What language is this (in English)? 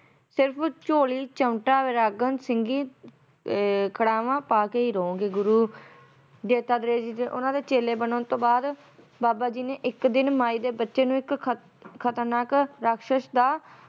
Punjabi